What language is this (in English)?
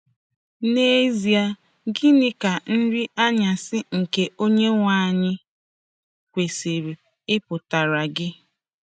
Igbo